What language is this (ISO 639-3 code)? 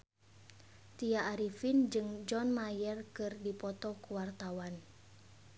sun